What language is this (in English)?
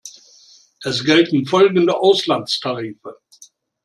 German